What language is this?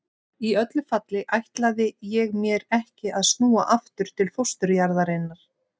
Icelandic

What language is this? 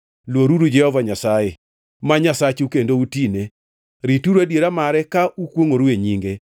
Luo (Kenya and Tanzania)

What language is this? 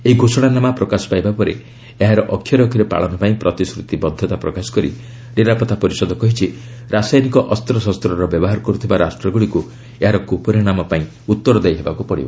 Odia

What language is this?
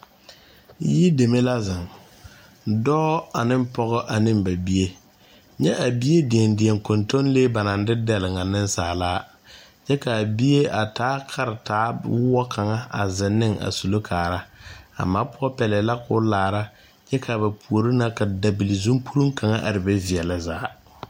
Southern Dagaare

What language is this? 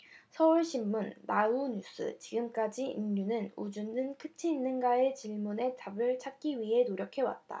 Korean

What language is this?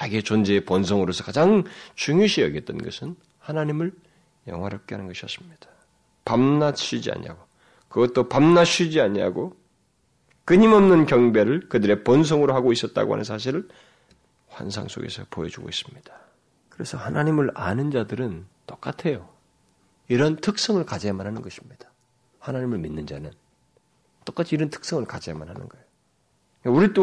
Korean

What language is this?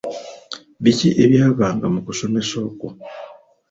Ganda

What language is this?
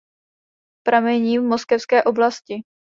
Czech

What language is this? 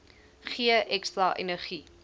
Afrikaans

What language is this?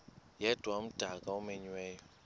Xhosa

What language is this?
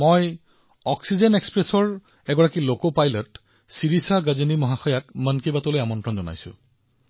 Assamese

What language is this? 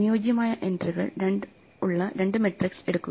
Malayalam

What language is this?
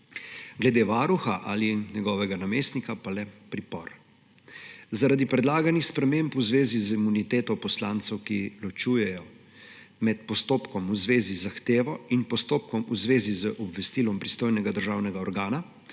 Slovenian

